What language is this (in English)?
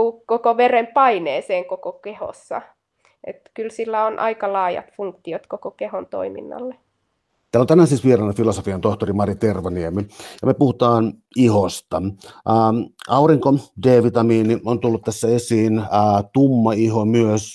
Finnish